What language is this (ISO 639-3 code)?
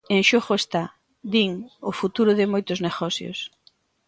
glg